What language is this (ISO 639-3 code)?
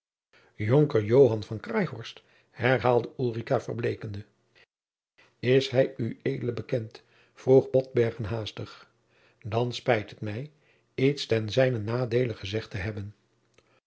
nld